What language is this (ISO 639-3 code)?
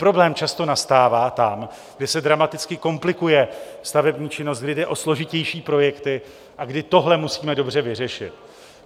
ces